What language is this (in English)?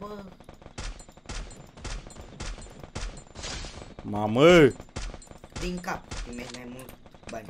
Romanian